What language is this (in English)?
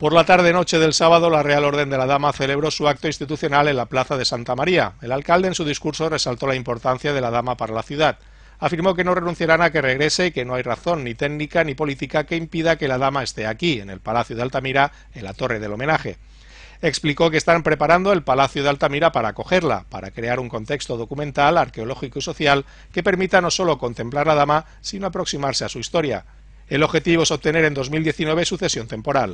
Spanish